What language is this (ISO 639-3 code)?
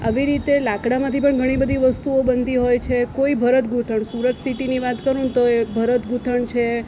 guj